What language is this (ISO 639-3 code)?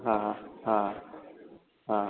guj